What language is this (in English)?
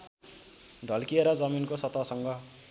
Nepali